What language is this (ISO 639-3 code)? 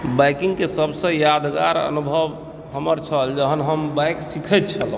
mai